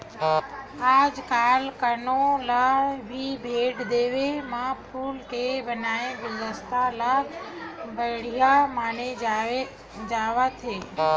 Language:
Chhattisgarhi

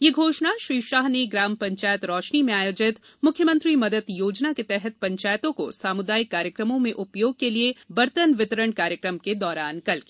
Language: Hindi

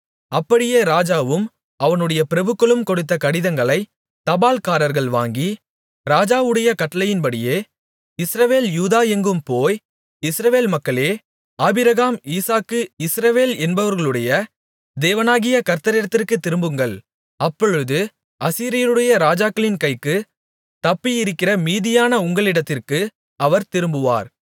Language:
Tamil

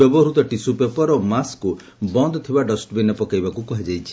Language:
Odia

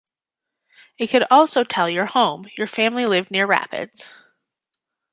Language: English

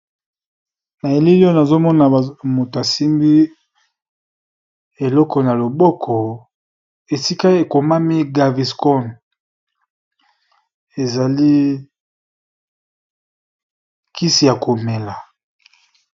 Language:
Lingala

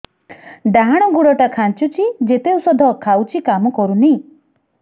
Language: Odia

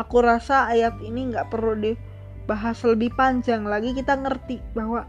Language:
Indonesian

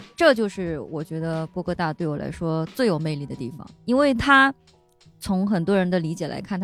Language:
Chinese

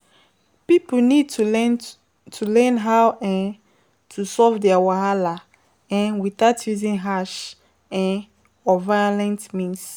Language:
Nigerian Pidgin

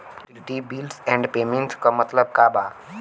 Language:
Bhojpuri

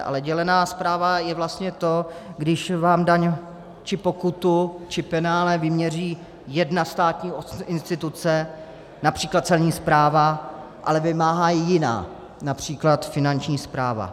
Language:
Czech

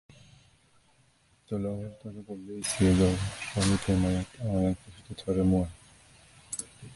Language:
Persian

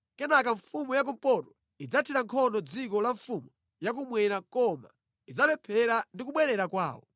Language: Nyanja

